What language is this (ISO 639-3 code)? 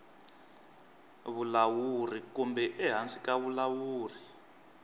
tso